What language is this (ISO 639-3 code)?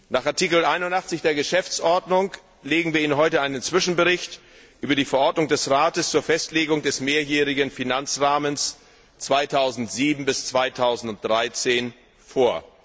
deu